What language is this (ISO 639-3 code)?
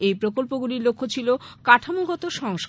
ben